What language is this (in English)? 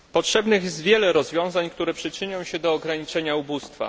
Polish